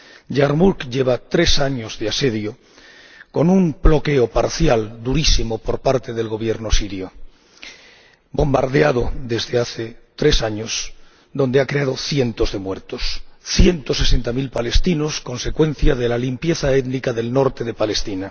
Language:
Spanish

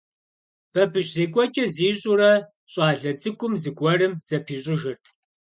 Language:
Kabardian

